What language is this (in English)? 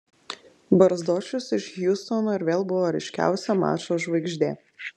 Lithuanian